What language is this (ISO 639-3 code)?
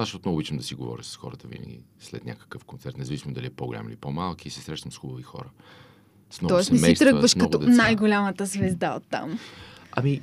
bul